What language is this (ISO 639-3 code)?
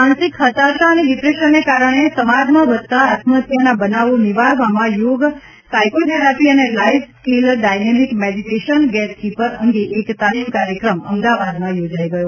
guj